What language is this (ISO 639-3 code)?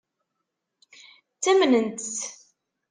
kab